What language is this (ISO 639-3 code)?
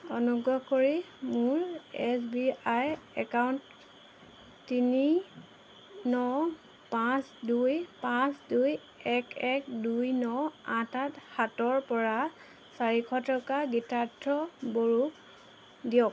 asm